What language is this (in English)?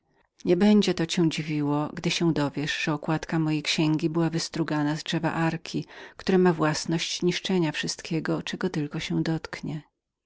Polish